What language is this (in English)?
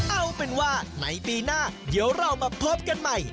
Thai